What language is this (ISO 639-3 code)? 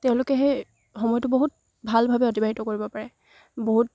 asm